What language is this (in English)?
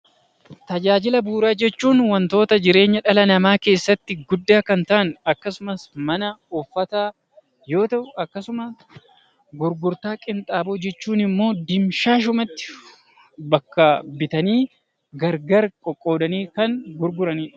Oromo